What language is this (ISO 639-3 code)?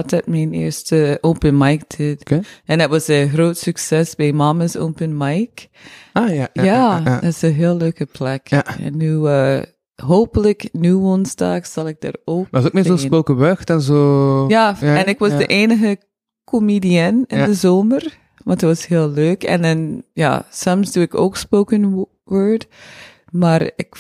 nld